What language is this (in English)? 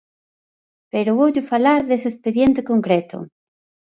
Galician